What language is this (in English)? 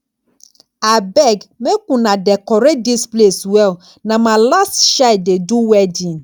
Nigerian Pidgin